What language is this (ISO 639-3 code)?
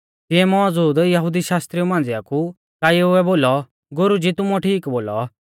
bfz